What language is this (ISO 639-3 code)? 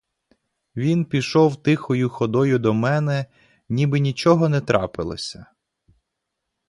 ukr